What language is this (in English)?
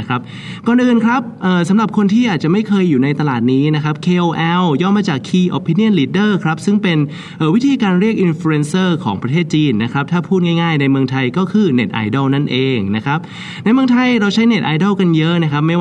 Thai